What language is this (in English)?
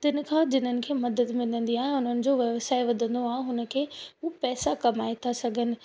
Sindhi